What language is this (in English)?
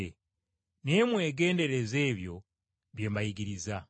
Ganda